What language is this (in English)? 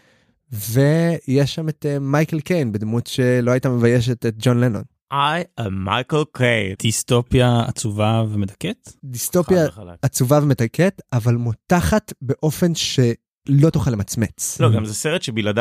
Hebrew